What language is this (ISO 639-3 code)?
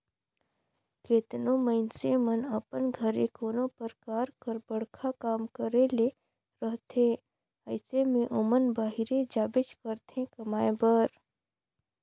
hne